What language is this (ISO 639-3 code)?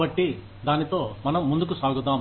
tel